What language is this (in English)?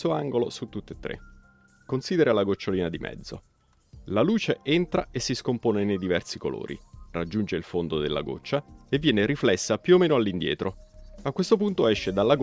Italian